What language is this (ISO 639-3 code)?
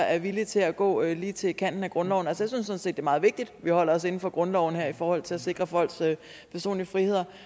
dan